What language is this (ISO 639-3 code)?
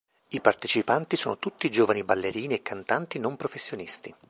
ita